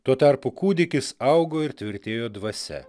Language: Lithuanian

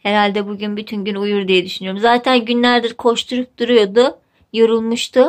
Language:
Turkish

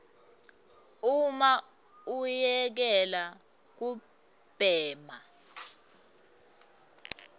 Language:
Swati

